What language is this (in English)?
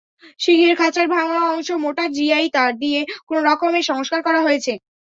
Bangla